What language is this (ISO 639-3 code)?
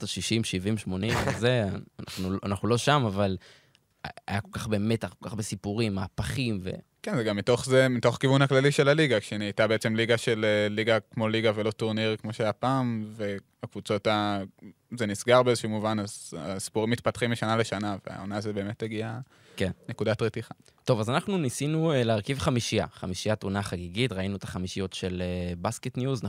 heb